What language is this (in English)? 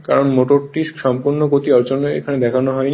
Bangla